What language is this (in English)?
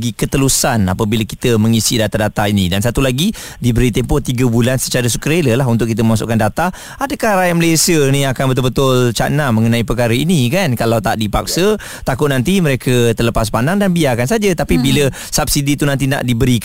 Malay